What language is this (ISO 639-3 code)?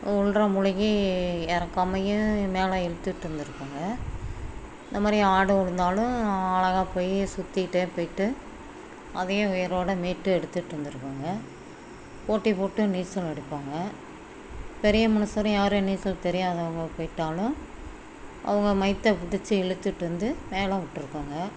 tam